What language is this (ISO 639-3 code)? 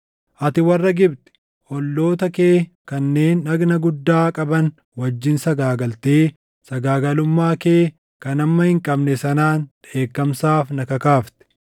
orm